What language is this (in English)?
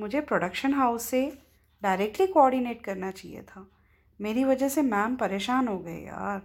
Hindi